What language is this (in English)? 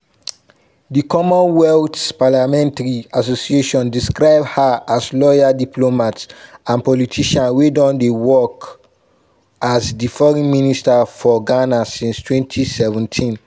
Nigerian Pidgin